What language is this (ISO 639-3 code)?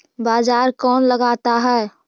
mag